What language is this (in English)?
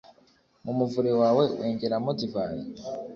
Kinyarwanda